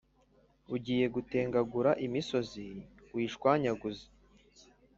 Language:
Kinyarwanda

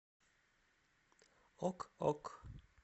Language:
Russian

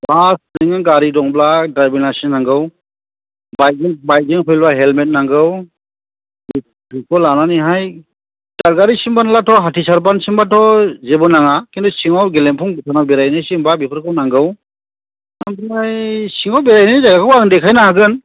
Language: Bodo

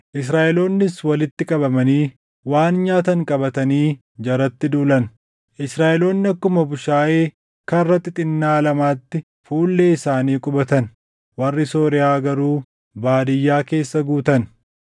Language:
Oromo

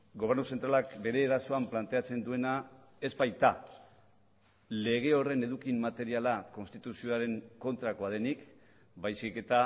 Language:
Basque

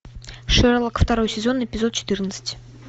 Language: Russian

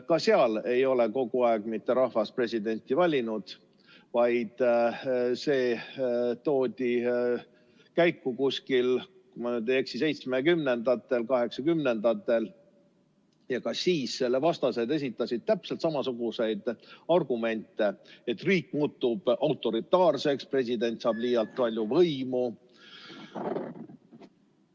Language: Estonian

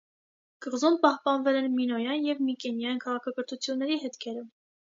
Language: Armenian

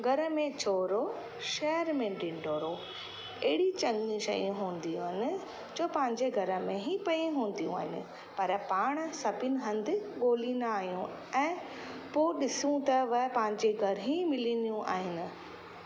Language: Sindhi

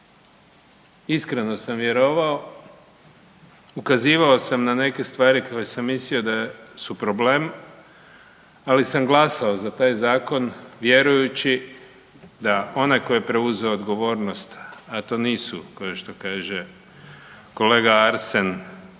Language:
Croatian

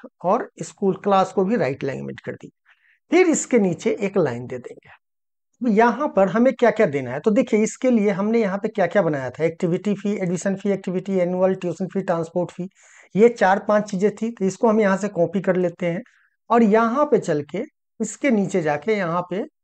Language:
Hindi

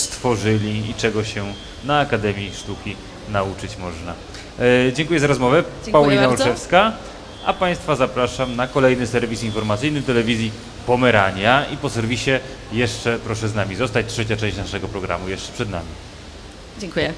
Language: Polish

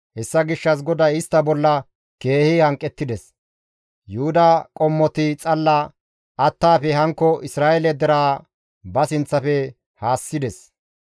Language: Gamo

